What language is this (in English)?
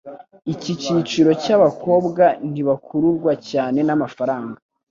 Kinyarwanda